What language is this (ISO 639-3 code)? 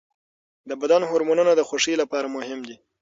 pus